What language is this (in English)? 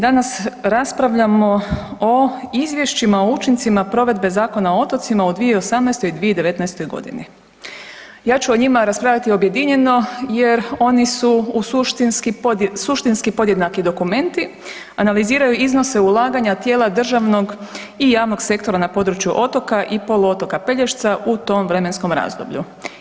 Croatian